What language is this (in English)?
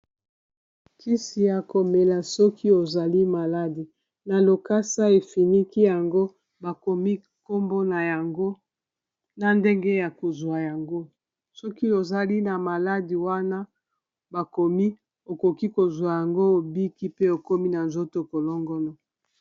Lingala